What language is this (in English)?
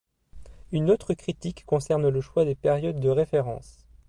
French